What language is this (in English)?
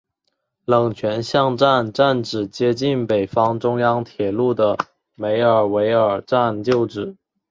Chinese